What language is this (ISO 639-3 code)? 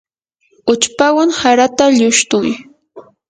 qur